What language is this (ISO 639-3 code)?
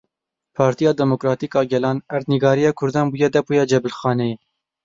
kur